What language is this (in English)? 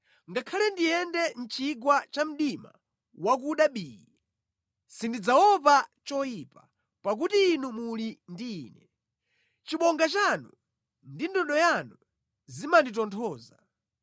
Nyanja